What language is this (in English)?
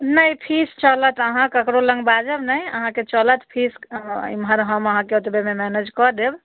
Maithili